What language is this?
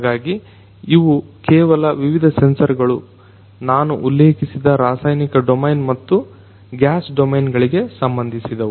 Kannada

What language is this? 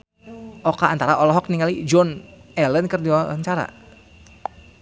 Sundanese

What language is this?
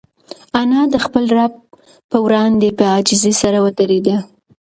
Pashto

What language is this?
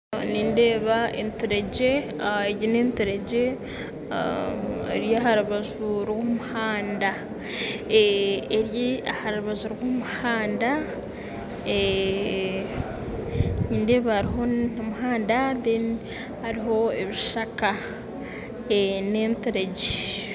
Nyankole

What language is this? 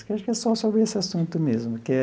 Portuguese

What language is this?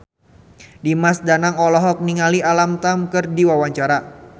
Sundanese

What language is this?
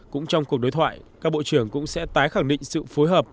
Vietnamese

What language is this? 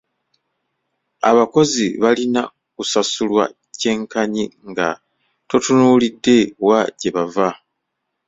Ganda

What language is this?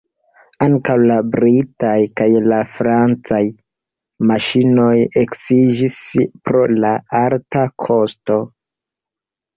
Esperanto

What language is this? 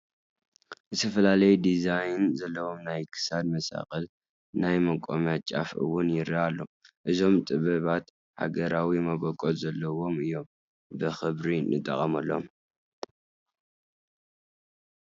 Tigrinya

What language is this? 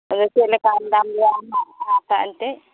Santali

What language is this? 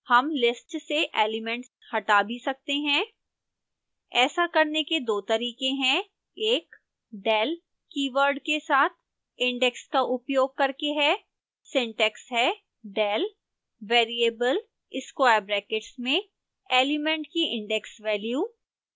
Hindi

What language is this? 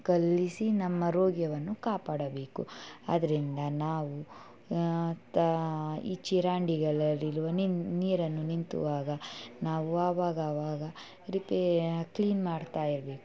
Kannada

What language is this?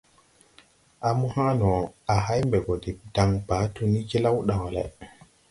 Tupuri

